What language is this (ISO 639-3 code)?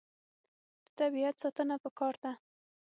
pus